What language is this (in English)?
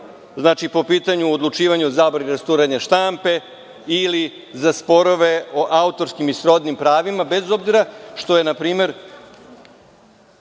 Serbian